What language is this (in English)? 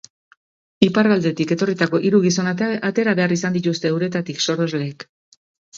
Basque